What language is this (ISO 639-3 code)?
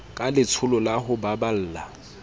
sot